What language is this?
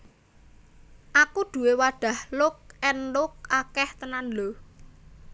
Javanese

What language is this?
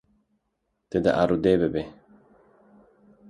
Kurdish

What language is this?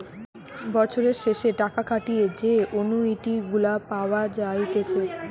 Bangla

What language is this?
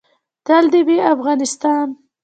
Pashto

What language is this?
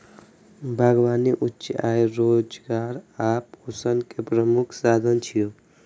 Maithili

